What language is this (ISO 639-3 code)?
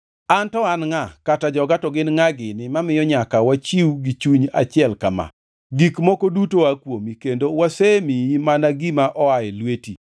luo